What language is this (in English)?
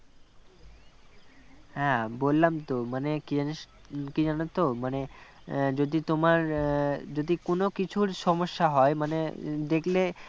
Bangla